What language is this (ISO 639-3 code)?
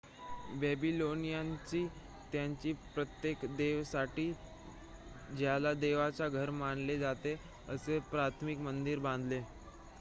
mar